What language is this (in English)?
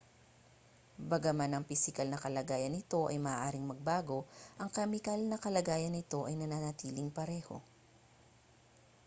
Filipino